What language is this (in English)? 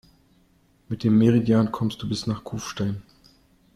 German